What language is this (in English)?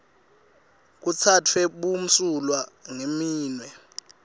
Swati